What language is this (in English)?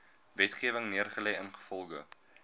Afrikaans